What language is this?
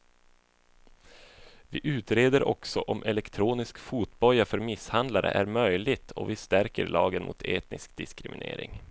Swedish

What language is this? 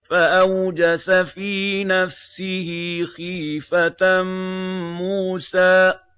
Arabic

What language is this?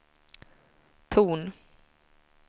Swedish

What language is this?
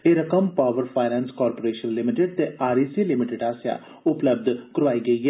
Dogri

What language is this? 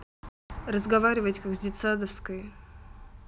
Russian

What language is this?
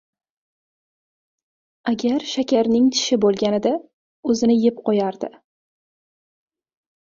Uzbek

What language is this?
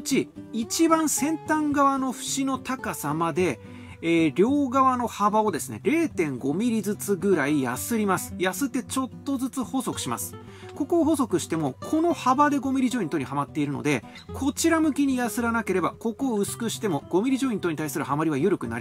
Japanese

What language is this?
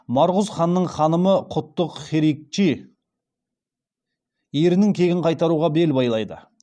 Kazakh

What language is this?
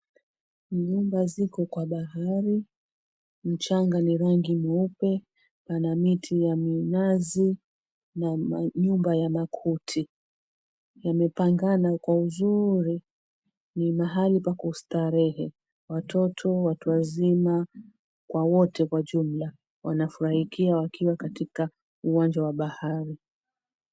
Swahili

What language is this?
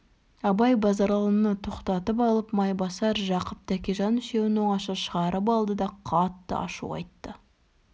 Kazakh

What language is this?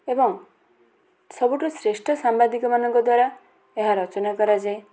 Odia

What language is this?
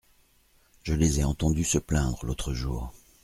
French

